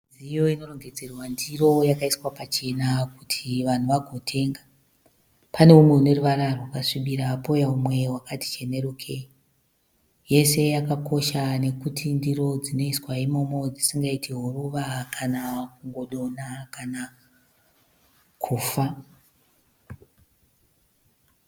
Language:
Shona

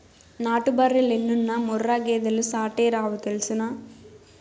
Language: Telugu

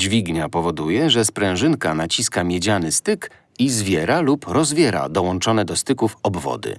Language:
Polish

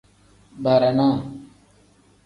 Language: Tem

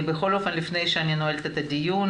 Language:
Hebrew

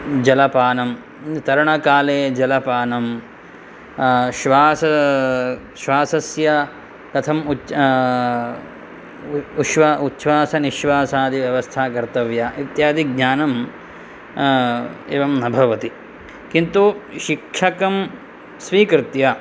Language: Sanskrit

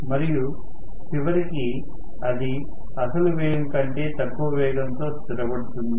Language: Telugu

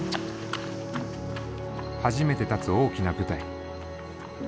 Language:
Japanese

